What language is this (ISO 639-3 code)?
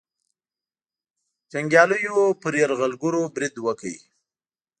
pus